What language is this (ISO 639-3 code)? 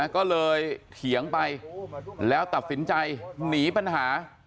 tha